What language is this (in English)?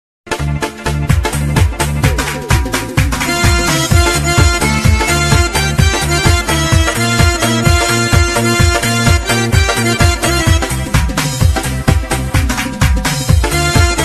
Arabic